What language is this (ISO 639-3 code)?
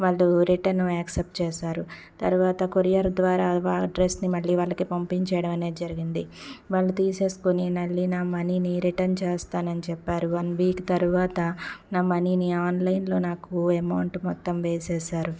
tel